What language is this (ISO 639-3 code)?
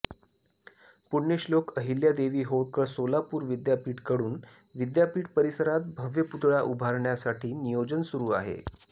mar